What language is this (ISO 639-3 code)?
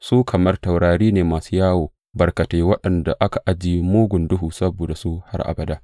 hau